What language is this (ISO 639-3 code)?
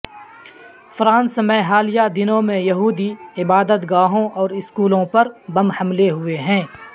urd